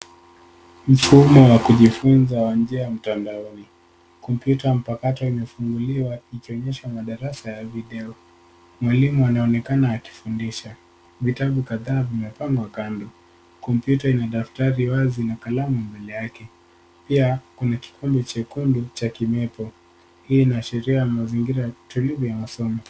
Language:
Swahili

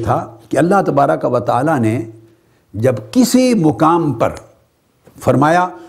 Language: Urdu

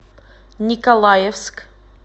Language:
Russian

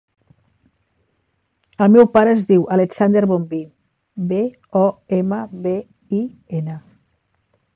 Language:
Catalan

